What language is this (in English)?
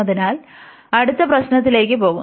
Malayalam